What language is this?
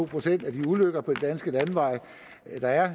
Danish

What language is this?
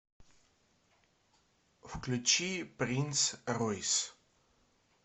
Russian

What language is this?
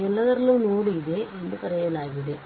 Kannada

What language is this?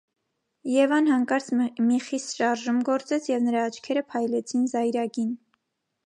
Armenian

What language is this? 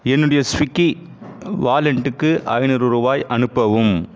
Tamil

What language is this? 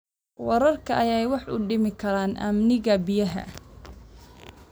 Somali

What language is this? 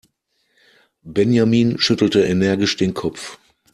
German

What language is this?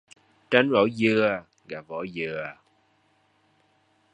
Vietnamese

